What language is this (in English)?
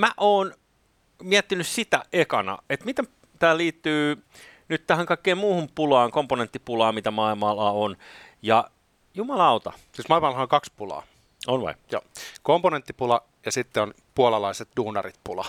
Finnish